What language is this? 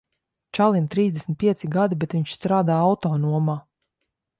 Latvian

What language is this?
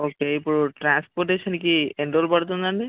Telugu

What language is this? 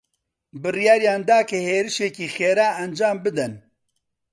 Central Kurdish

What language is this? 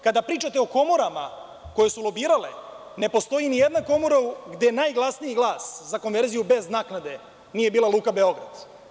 Serbian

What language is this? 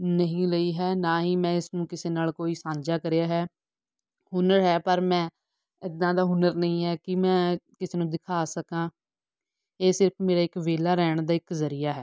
Punjabi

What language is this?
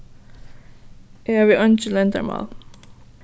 Faroese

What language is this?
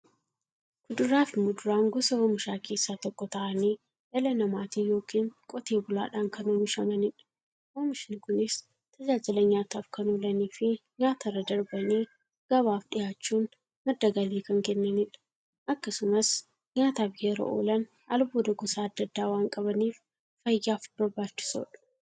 Oromo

